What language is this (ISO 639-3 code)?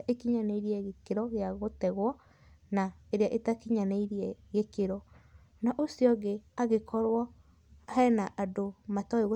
kik